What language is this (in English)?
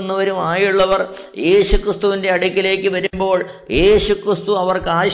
Malayalam